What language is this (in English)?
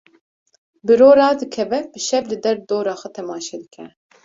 Kurdish